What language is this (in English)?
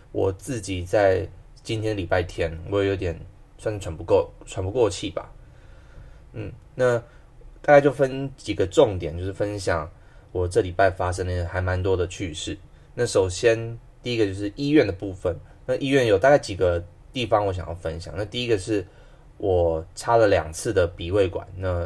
Chinese